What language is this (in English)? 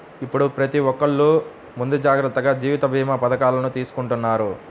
Telugu